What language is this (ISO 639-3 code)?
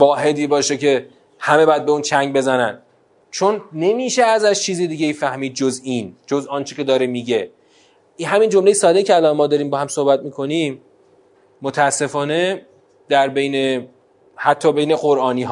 fas